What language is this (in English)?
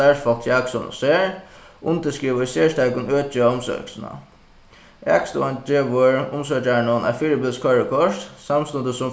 Faroese